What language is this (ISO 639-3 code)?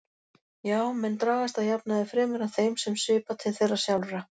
isl